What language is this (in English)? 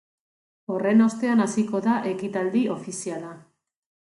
Basque